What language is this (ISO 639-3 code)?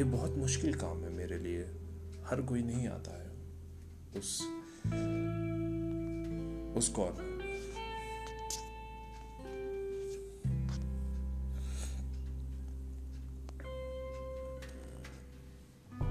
hin